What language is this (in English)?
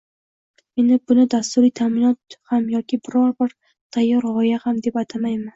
Uzbek